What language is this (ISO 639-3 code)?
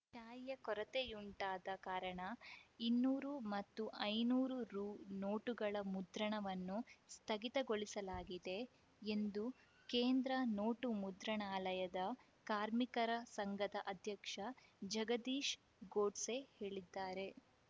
kan